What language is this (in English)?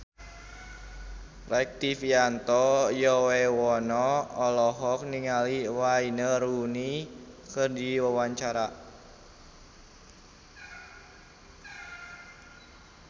Sundanese